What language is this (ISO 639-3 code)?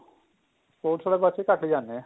pan